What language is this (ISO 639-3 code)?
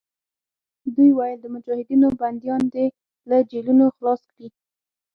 pus